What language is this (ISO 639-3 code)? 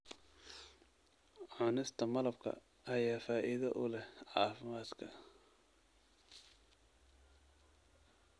som